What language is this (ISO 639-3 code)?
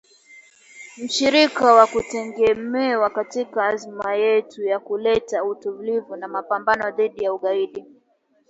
swa